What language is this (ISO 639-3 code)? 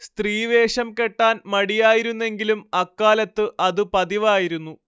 mal